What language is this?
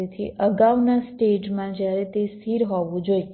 Gujarati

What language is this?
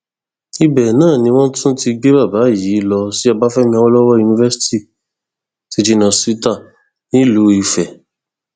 Yoruba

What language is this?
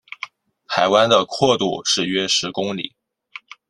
Chinese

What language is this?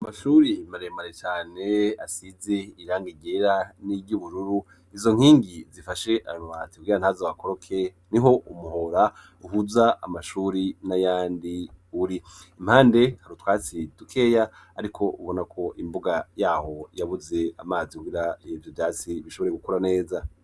Rundi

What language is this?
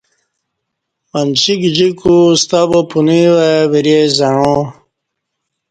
Kati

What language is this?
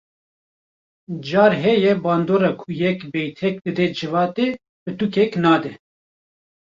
Kurdish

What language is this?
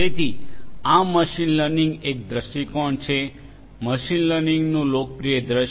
Gujarati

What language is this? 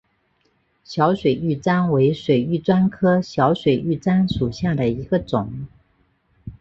Chinese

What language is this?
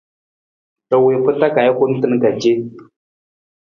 Nawdm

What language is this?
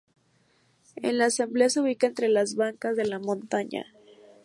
Spanish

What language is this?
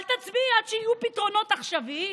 Hebrew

